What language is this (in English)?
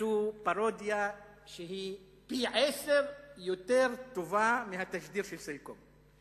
Hebrew